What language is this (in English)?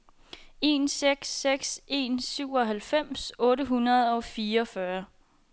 Danish